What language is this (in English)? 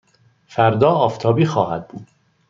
Persian